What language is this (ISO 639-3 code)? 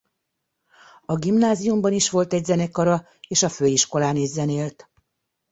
hun